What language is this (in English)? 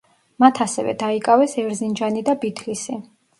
Georgian